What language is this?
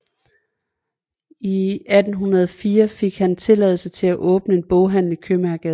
Danish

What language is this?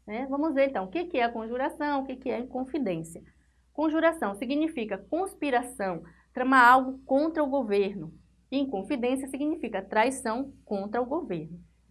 Portuguese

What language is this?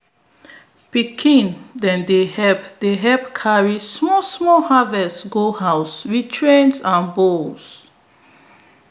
Nigerian Pidgin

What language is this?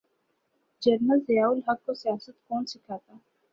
Urdu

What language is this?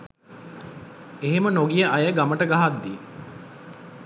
Sinhala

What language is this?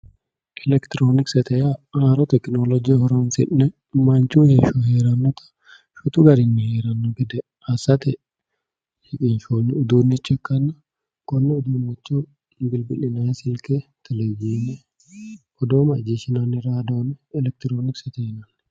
Sidamo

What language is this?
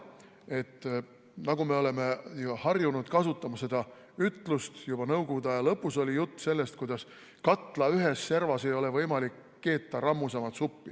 Estonian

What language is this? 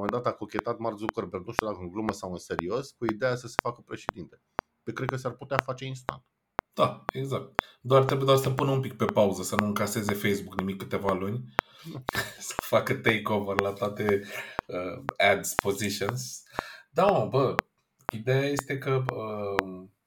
Romanian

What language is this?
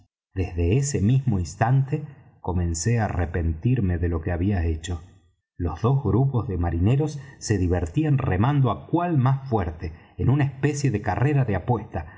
Spanish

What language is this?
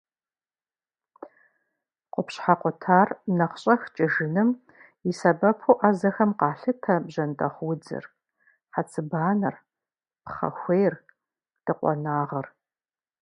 Kabardian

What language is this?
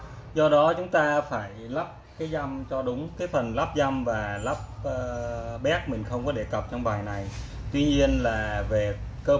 Vietnamese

